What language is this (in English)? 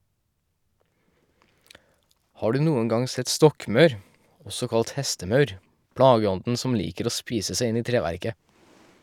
Norwegian